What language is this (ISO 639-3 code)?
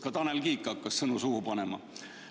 est